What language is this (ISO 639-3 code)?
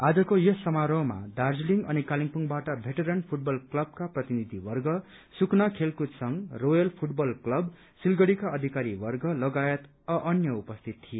nep